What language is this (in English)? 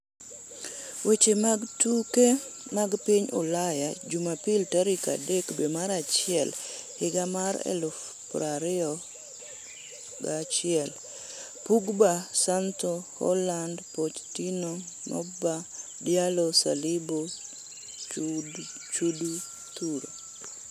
Luo (Kenya and Tanzania)